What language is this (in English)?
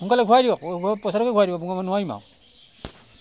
Assamese